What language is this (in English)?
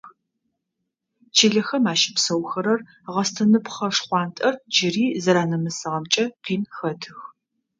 Adyghe